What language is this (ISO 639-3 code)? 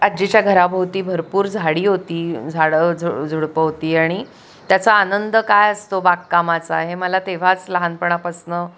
mar